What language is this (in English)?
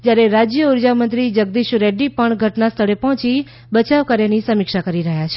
Gujarati